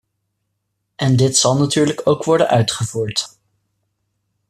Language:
Dutch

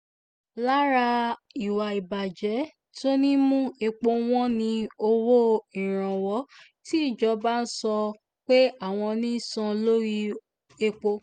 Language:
Yoruba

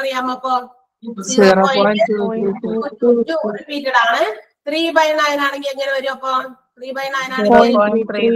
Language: Malayalam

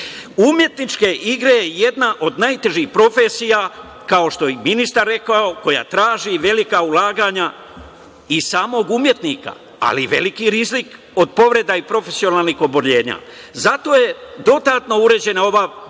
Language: Serbian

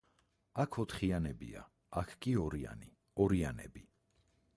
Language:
Georgian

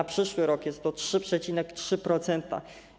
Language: Polish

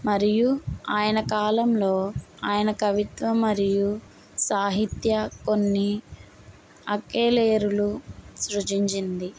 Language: Telugu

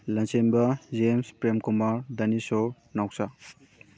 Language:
Manipuri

